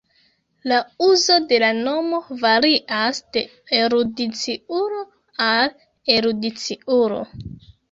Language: Esperanto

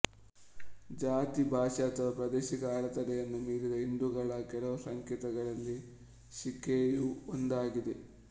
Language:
Kannada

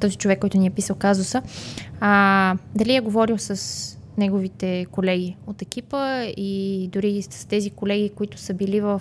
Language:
Bulgarian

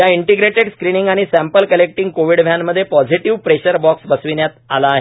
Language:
Marathi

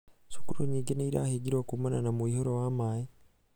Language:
Kikuyu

